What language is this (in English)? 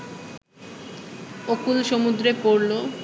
Bangla